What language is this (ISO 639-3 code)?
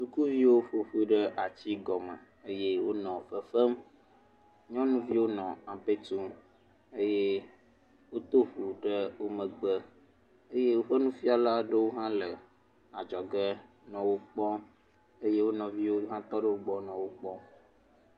ewe